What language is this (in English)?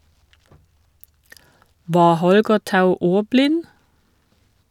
Norwegian